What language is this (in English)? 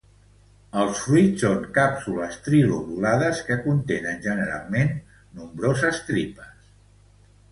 Catalan